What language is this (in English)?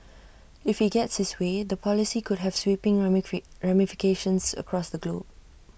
English